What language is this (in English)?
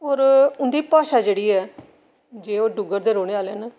Dogri